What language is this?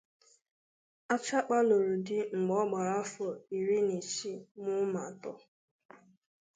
Igbo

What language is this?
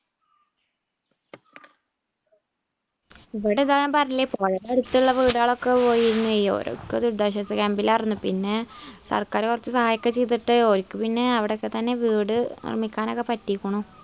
Malayalam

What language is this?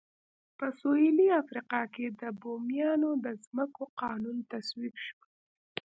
Pashto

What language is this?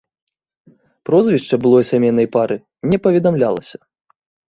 Belarusian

